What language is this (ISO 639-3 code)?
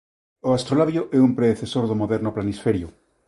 glg